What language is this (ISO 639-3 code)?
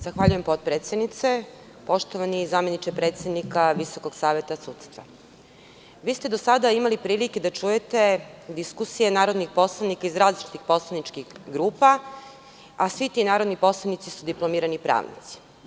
srp